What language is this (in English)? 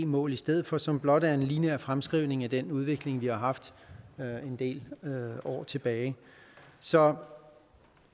Danish